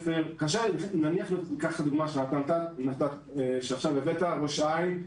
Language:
Hebrew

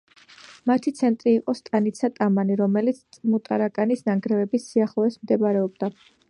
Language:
Georgian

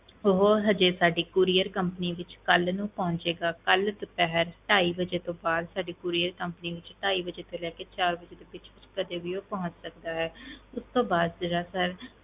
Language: Punjabi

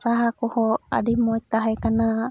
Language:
Santali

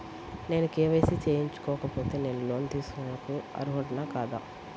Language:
Telugu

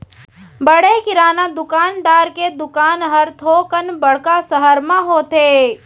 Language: Chhattisgarhi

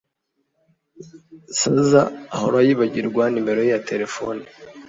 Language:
Kinyarwanda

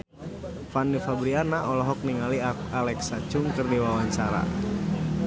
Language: Sundanese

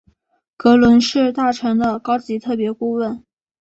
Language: Chinese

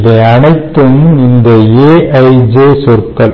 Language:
Tamil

